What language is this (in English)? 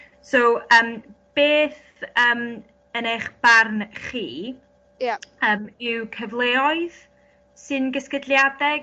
Welsh